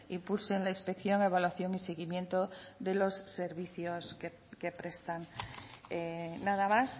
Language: Spanish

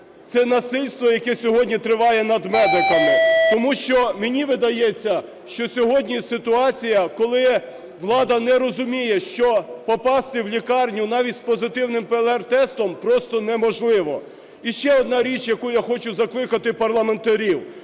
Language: Ukrainian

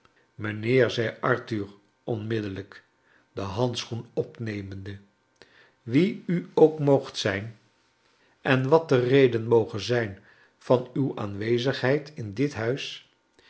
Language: Dutch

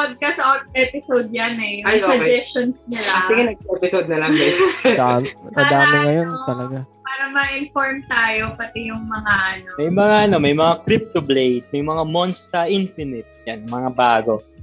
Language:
Filipino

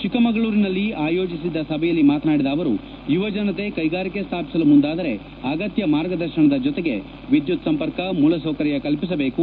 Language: Kannada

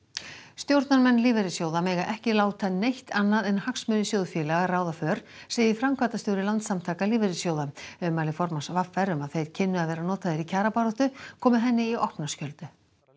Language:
Icelandic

